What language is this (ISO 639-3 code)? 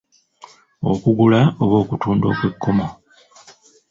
lug